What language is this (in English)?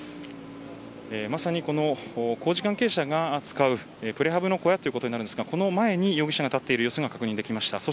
Japanese